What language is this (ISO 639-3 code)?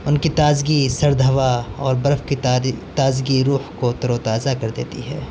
urd